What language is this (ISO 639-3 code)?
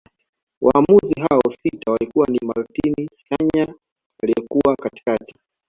swa